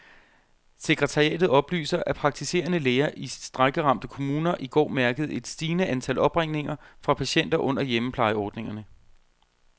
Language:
Danish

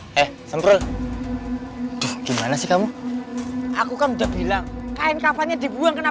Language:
Indonesian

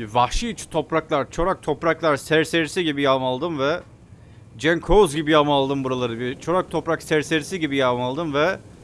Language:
Turkish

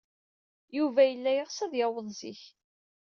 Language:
Kabyle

